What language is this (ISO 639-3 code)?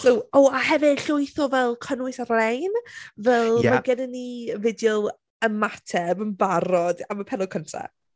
cym